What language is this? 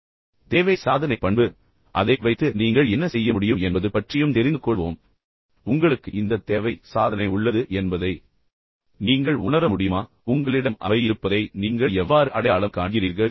Tamil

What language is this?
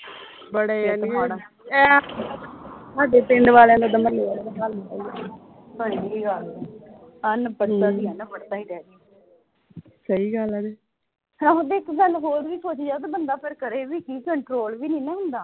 Punjabi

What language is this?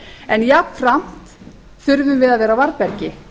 Icelandic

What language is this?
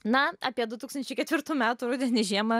Lithuanian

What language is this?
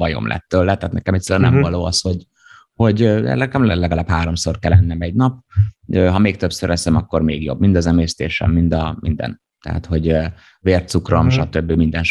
Hungarian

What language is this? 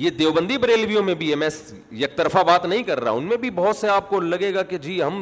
Urdu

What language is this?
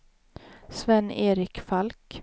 Swedish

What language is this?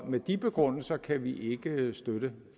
Danish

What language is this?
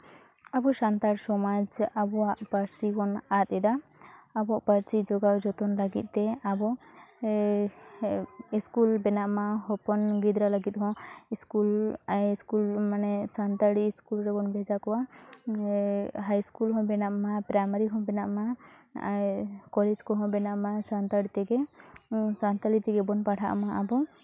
Santali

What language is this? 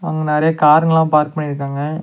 Tamil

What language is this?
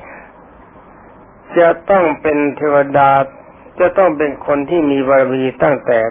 Thai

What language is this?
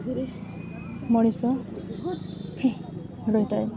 Odia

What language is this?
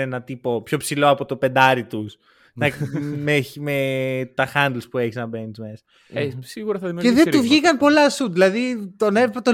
Greek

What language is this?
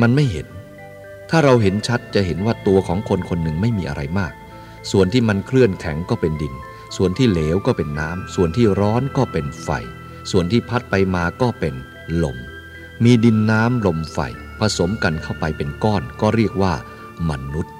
Thai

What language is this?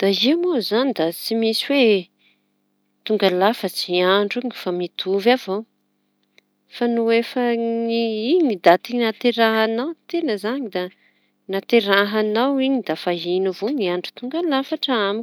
Tanosy Malagasy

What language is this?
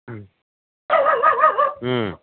Manipuri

